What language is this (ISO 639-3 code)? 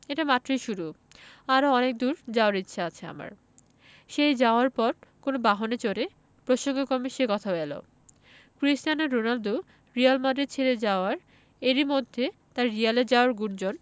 ben